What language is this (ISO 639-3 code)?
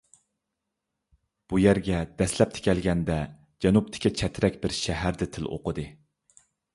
uig